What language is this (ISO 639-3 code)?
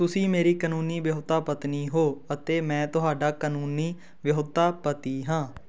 pan